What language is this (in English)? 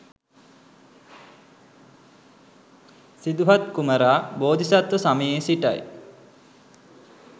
Sinhala